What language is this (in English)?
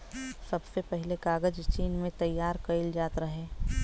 Bhojpuri